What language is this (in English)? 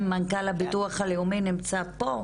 Hebrew